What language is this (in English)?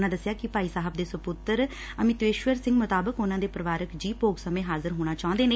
Punjabi